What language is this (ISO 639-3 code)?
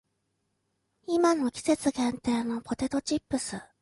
jpn